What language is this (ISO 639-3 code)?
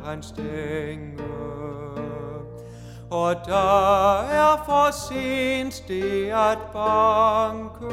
dan